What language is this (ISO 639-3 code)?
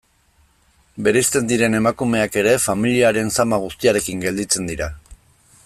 eus